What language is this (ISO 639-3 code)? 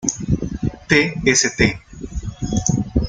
spa